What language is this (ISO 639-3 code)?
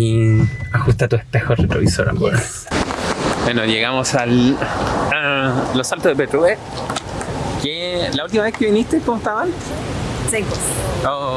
spa